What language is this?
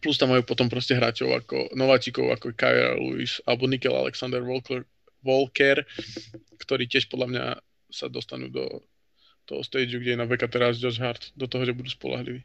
Slovak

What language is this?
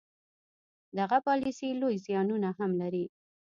Pashto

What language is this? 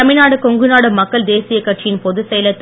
Tamil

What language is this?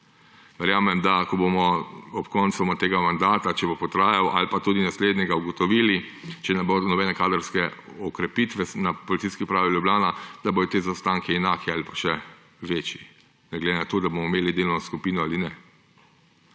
Slovenian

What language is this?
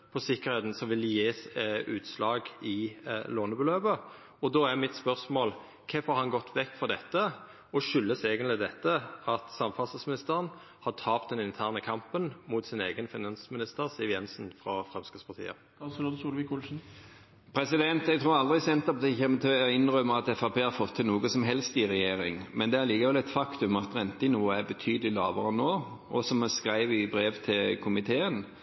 Norwegian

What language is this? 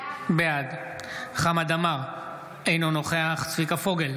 Hebrew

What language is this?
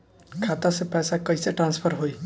Bhojpuri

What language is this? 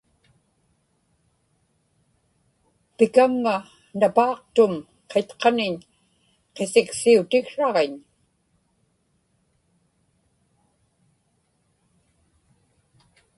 Inupiaq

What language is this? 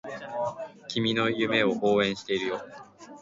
Japanese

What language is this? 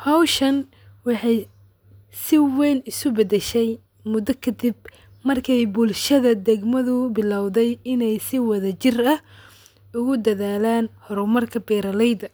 Somali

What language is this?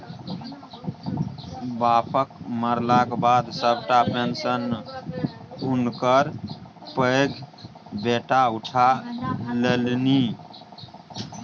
Maithili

